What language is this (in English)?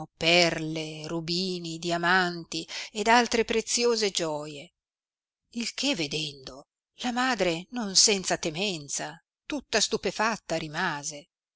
Italian